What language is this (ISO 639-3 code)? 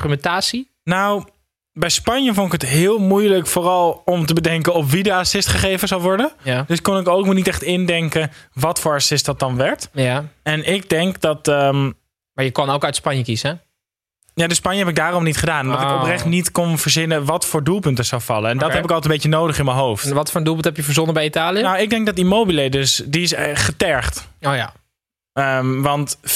nld